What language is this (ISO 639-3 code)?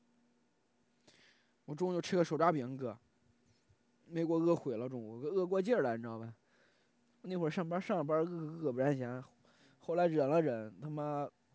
zho